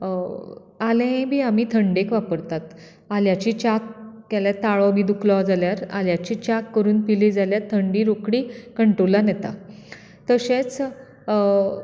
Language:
Konkani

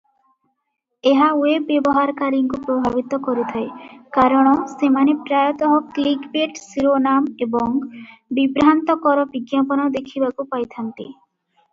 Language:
Odia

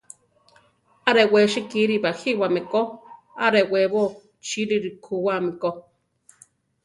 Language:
Central Tarahumara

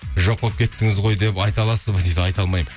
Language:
Kazakh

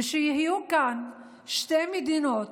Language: Hebrew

